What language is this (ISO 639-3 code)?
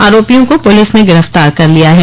hin